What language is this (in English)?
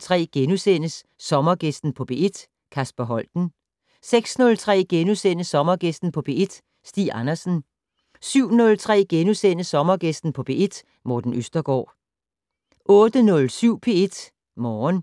Danish